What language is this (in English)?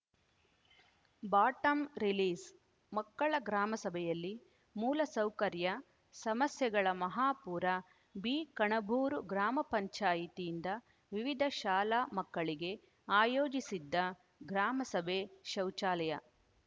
Kannada